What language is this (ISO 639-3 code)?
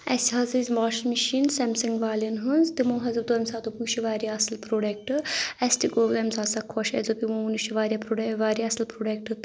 kas